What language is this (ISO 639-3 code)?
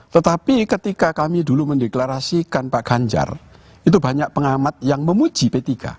ind